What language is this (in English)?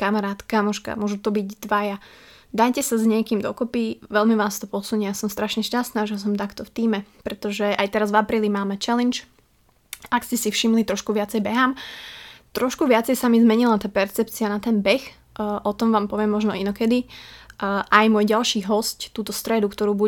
Slovak